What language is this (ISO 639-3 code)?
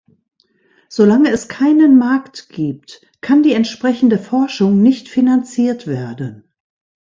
deu